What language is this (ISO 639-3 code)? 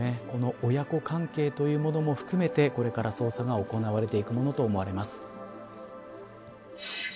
jpn